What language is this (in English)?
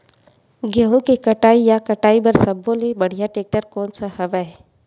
Chhattisgarhi